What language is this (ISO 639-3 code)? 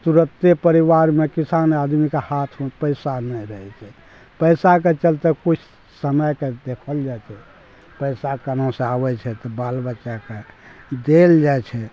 mai